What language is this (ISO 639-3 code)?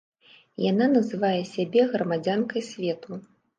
bel